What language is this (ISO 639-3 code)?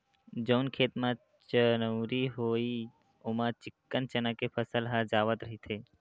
hne